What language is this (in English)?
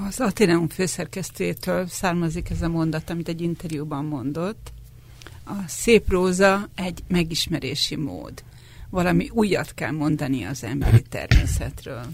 Hungarian